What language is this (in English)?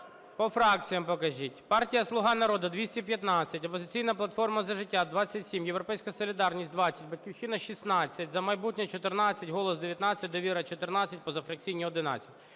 Ukrainian